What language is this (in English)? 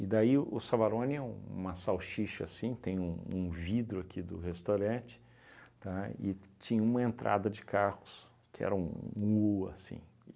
Portuguese